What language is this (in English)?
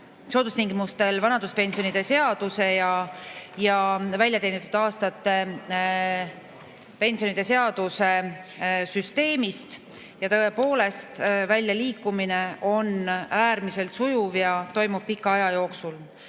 Estonian